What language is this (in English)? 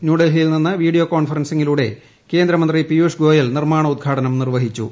Malayalam